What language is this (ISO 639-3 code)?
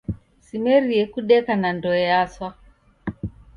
dav